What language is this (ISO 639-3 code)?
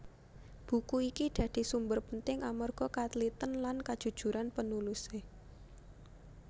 jav